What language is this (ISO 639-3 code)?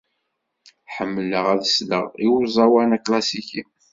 kab